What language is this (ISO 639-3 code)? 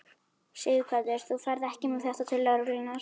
isl